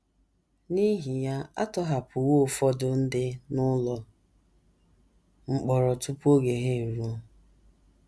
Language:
Igbo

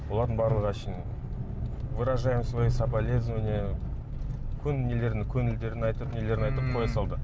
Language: Kazakh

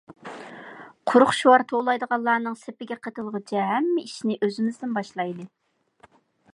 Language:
Uyghur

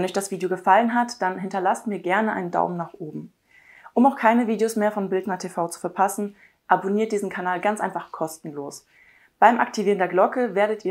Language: German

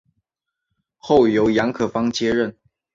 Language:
Chinese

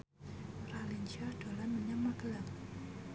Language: Javanese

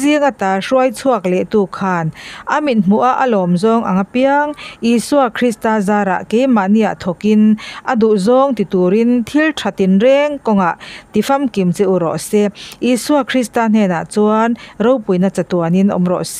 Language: Thai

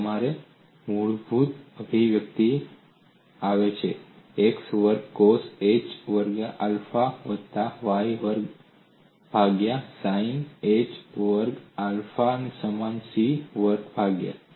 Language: Gujarati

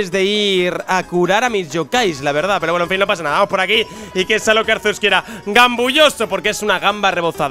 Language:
Spanish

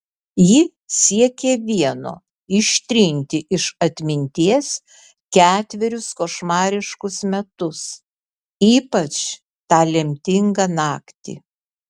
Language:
Lithuanian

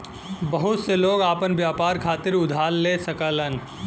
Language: Bhojpuri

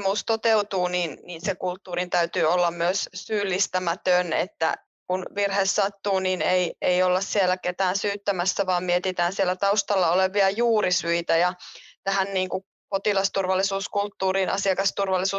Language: Finnish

